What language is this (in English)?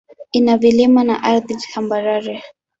Swahili